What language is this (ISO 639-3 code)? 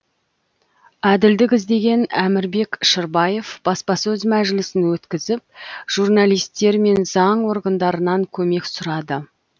kaz